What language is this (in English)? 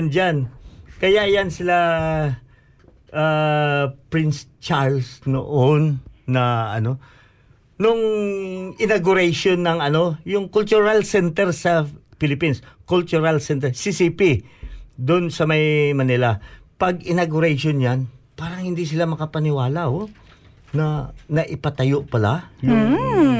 Filipino